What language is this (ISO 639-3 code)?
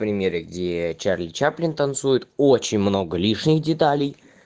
rus